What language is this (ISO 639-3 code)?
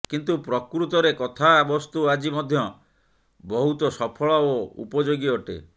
ori